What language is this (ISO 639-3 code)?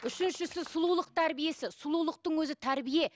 kaz